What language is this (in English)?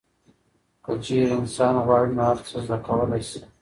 Pashto